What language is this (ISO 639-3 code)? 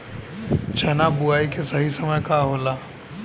bho